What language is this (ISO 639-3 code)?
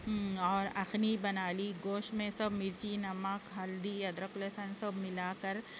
urd